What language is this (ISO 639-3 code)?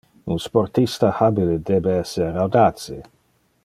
ina